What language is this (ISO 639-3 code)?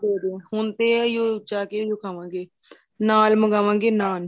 pan